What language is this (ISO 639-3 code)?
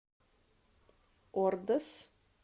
rus